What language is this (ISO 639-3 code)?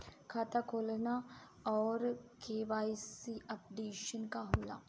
bho